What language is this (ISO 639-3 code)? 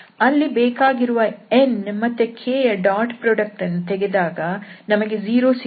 kan